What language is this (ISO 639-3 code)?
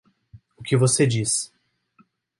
por